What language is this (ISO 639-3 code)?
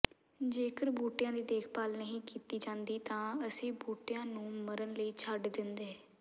pan